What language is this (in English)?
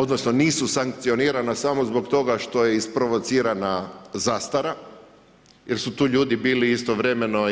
Croatian